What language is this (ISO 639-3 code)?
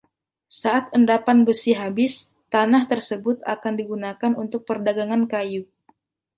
ind